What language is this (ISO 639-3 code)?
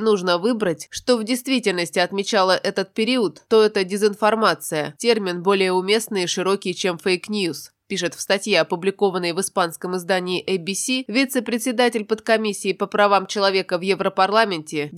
rus